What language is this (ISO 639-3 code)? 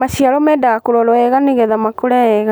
kik